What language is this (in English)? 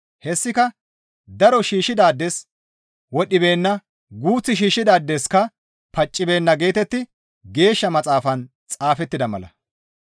Gamo